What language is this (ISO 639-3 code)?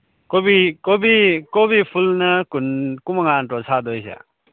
mni